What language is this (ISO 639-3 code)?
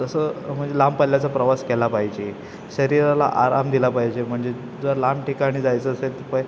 mar